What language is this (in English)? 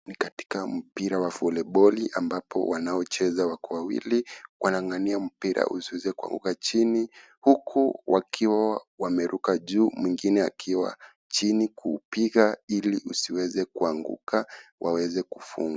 Swahili